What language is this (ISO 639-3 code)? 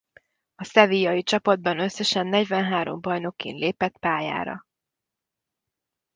hun